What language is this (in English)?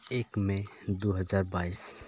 Santali